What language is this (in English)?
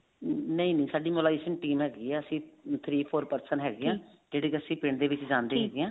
Punjabi